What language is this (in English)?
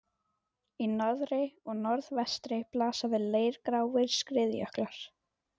Icelandic